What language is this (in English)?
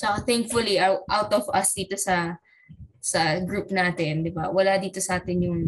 Filipino